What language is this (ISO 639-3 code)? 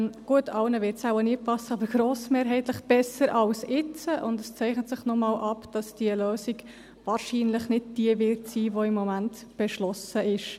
gsw